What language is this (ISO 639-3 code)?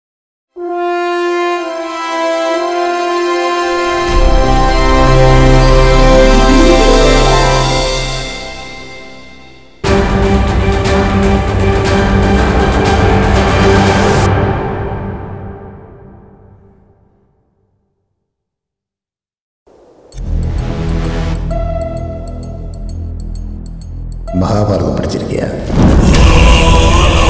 kor